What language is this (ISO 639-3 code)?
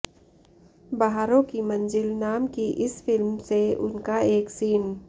hin